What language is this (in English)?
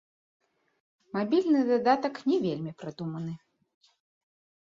Belarusian